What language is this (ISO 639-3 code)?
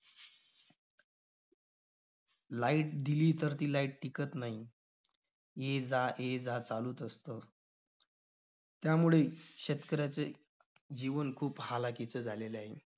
mar